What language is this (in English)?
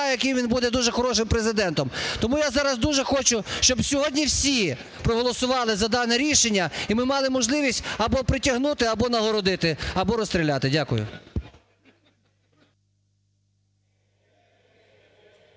Ukrainian